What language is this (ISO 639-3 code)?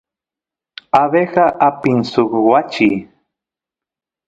qus